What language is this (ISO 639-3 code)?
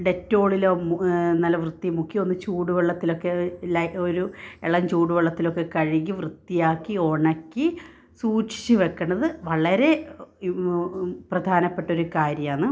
mal